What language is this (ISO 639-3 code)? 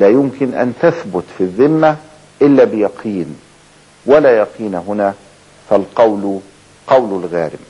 ara